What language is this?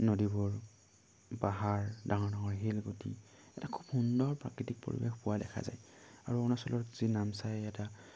Assamese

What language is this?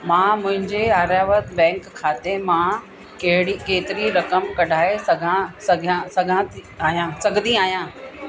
Sindhi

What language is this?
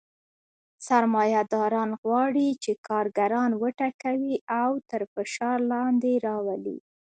Pashto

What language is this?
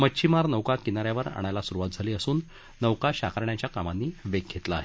Marathi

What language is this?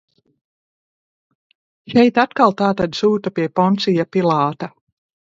Latvian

